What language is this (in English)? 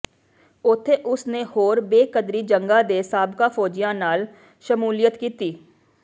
Punjabi